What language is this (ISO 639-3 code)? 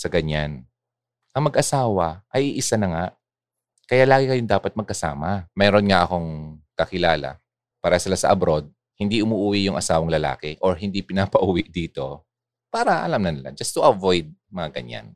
fil